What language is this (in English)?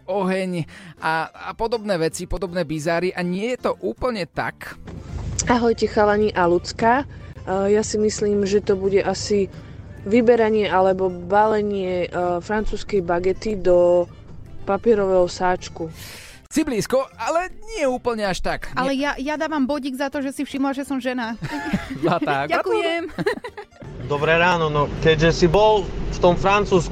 Slovak